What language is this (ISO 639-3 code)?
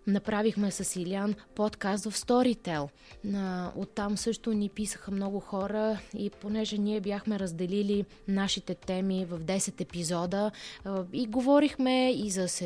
bul